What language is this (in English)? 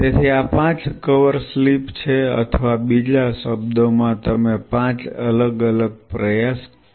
Gujarati